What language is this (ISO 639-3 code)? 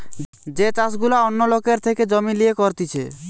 ben